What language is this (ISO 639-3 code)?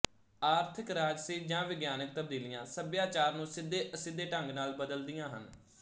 pan